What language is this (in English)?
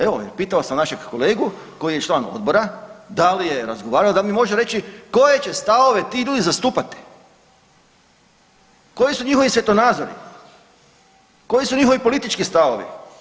Croatian